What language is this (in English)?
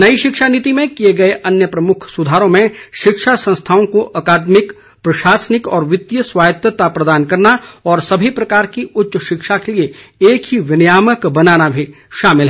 Hindi